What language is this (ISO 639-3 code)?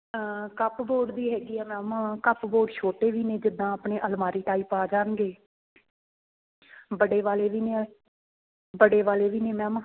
pan